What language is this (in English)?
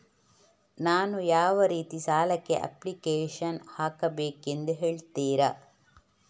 Kannada